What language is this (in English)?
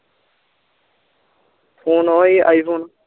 Punjabi